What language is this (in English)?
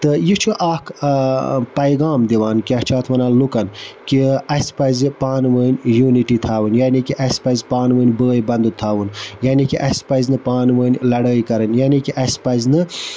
Kashmiri